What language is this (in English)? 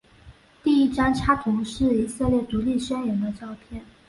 Chinese